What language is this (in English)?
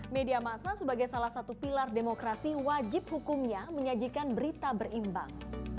Indonesian